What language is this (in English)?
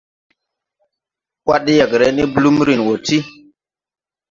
Tupuri